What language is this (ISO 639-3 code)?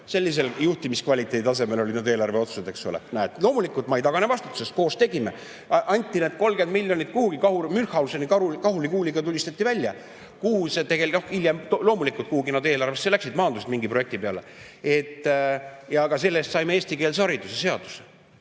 est